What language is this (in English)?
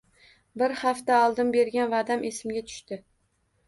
Uzbek